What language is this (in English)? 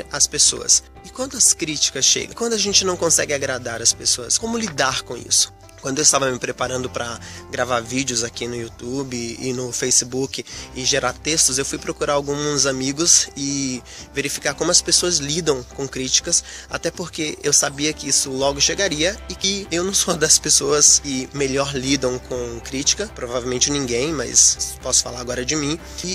Portuguese